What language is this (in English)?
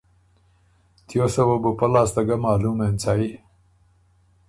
Ormuri